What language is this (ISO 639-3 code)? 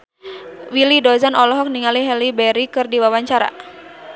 sun